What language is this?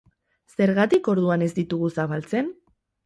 Basque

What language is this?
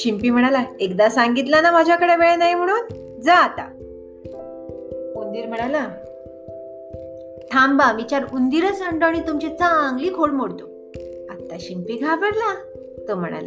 Marathi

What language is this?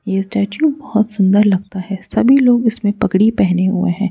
Hindi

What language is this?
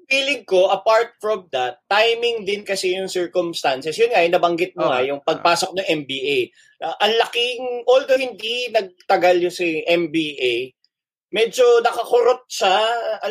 Filipino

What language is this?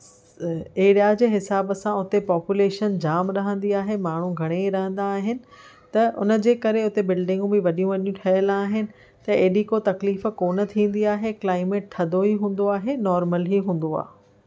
Sindhi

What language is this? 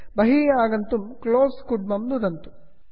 Sanskrit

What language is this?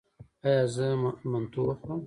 Pashto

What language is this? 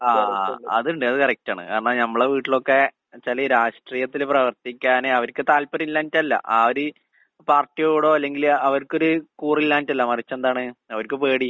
Malayalam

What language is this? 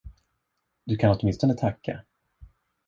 Swedish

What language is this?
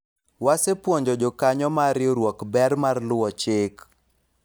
Luo (Kenya and Tanzania)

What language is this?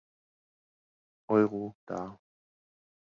German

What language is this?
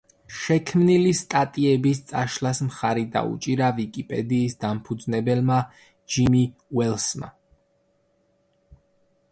Georgian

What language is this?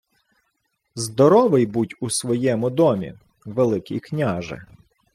Ukrainian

